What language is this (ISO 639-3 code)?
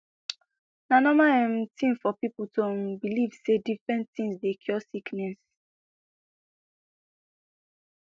pcm